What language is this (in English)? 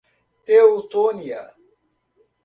Portuguese